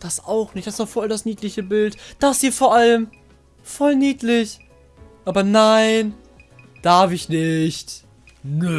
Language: German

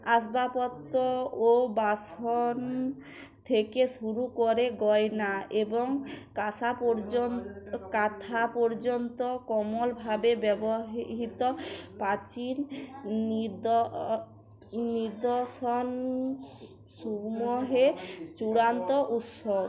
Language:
Bangla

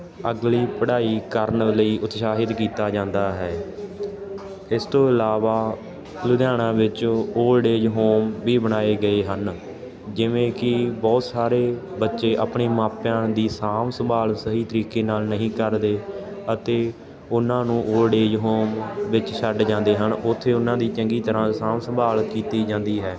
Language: Punjabi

